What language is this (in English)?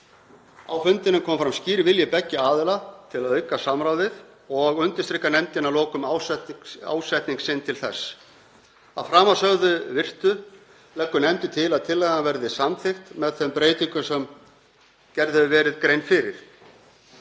Icelandic